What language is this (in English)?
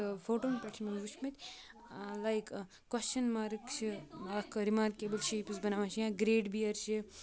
Kashmiri